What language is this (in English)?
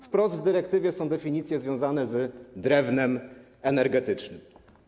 Polish